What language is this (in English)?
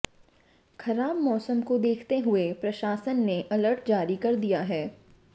Hindi